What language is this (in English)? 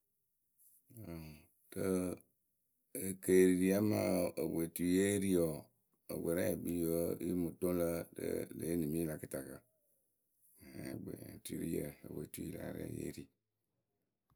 Akebu